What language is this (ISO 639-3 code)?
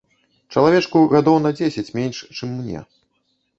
bel